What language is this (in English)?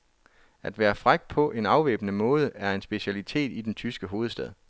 Danish